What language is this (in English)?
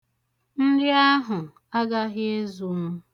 Igbo